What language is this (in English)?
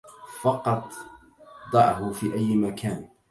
Arabic